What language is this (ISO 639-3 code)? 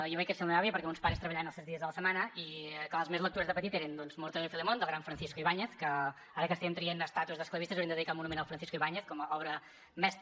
cat